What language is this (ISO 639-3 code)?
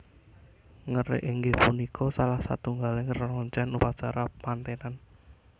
jav